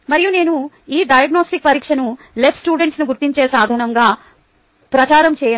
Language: Telugu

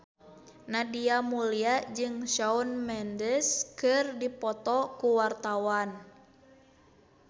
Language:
Sundanese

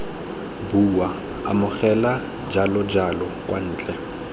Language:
Tswana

